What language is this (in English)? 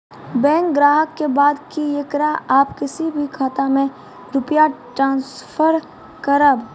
Maithili